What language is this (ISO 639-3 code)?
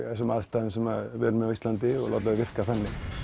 isl